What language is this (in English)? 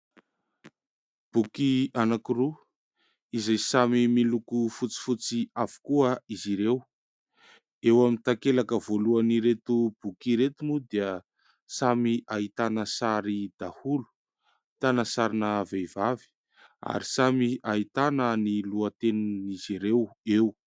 Malagasy